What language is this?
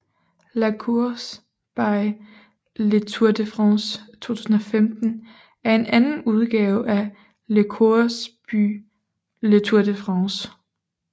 Danish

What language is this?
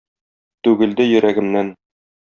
Tatar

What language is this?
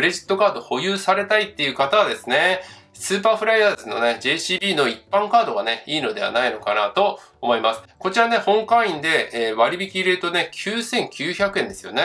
Japanese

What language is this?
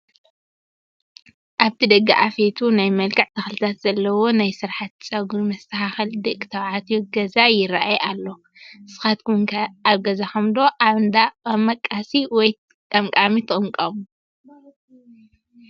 Tigrinya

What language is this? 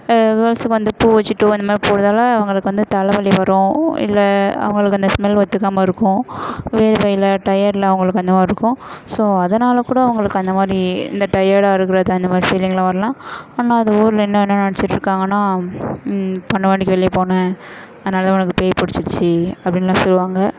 Tamil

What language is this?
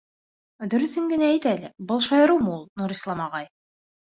Bashkir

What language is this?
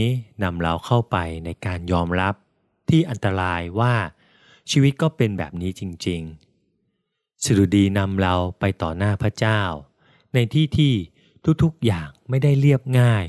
Thai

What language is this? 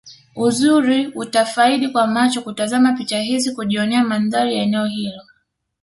Swahili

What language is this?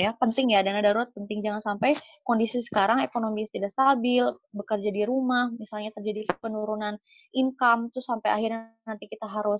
Indonesian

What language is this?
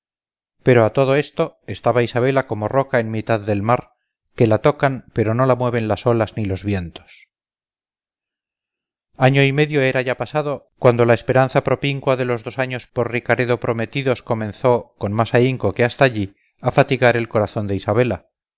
Spanish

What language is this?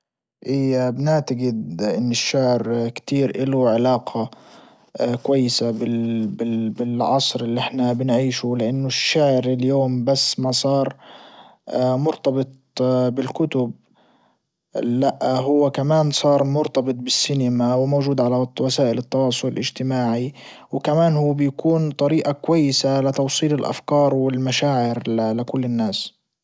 Libyan Arabic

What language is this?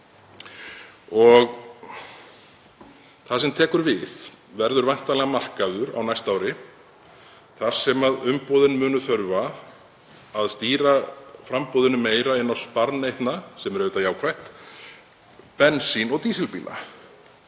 Icelandic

